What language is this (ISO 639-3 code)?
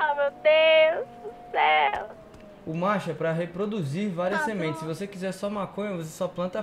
por